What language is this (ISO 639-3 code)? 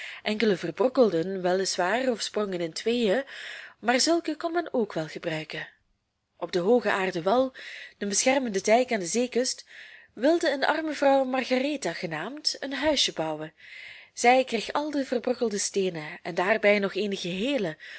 nld